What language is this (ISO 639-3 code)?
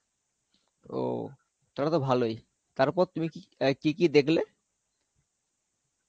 ben